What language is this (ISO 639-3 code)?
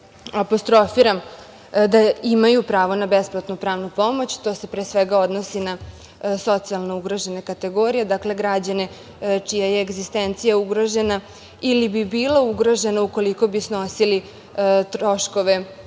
srp